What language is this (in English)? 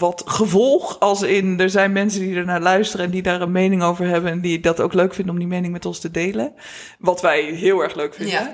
Dutch